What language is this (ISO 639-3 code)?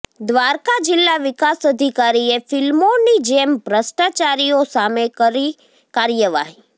guj